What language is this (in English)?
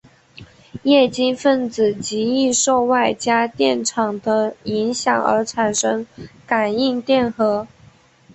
Chinese